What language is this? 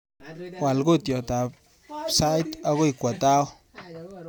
Kalenjin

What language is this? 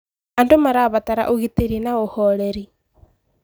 Kikuyu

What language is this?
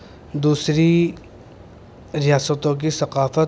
Urdu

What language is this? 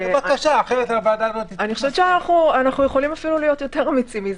Hebrew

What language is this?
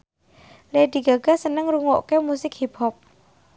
Javanese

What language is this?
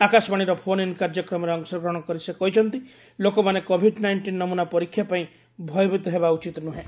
Odia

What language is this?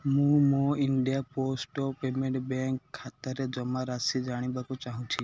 Odia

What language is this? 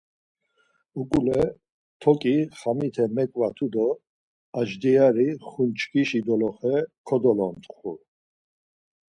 Laz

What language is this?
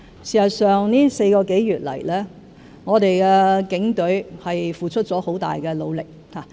Cantonese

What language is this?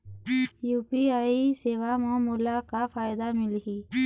Chhattisgarhi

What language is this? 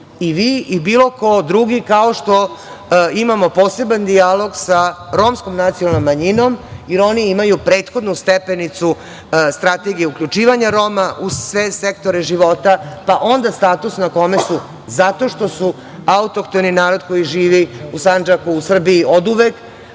Serbian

